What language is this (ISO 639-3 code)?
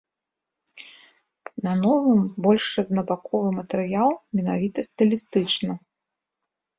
bel